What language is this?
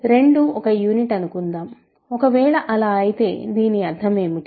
Telugu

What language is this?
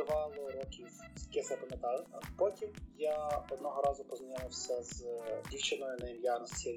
Ukrainian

